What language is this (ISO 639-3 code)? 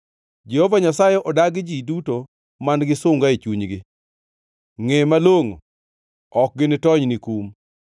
luo